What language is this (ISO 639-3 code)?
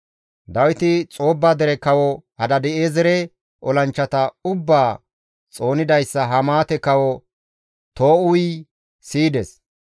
gmv